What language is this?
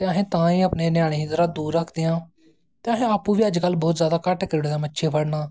Dogri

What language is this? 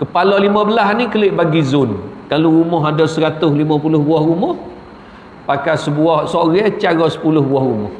Malay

